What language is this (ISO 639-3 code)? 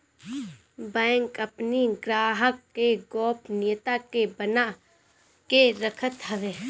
bho